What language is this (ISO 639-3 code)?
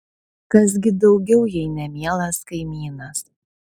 lit